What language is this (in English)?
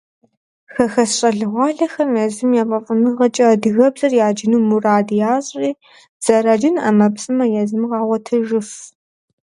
Kabardian